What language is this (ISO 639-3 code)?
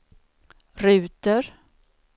swe